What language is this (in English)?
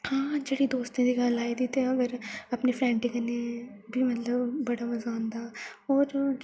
Dogri